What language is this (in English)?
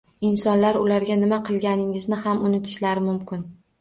Uzbek